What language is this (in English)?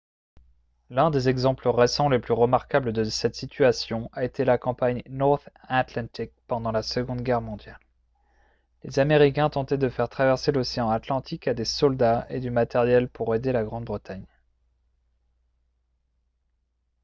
French